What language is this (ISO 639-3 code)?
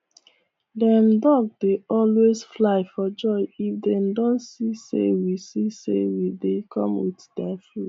pcm